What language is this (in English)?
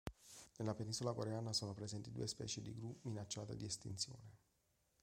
Italian